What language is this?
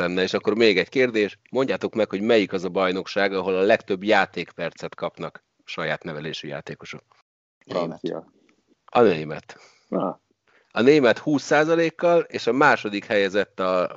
Hungarian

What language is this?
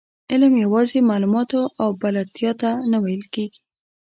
Pashto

